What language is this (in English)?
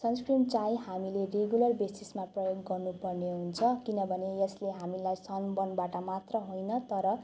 Nepali